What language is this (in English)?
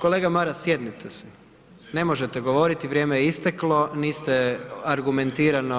Croatian